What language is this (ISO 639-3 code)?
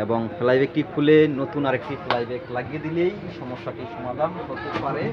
ben